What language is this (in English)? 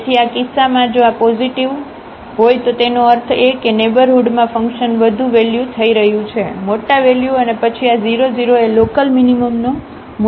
Gujarati